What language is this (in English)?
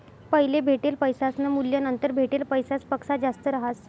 Marathi